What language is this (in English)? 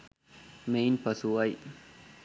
Sinhala